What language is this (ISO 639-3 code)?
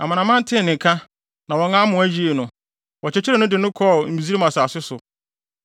aka